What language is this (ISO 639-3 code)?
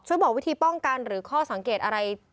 tha